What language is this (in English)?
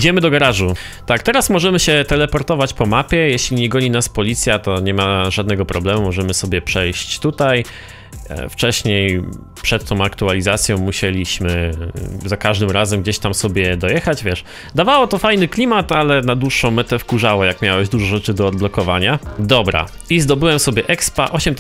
Polish